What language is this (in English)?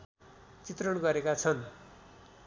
Nepali